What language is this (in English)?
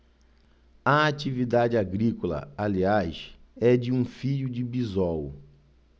Portuguese